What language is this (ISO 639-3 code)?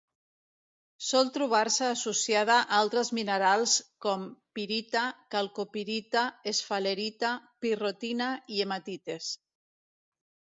cat